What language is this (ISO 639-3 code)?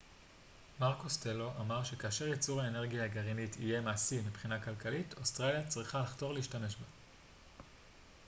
heb